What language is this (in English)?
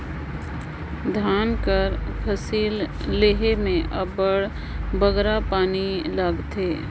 Chhattisgarhi